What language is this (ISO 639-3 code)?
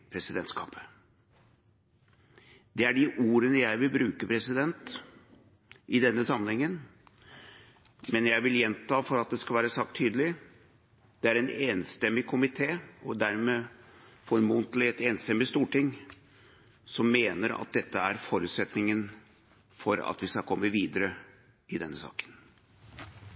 nob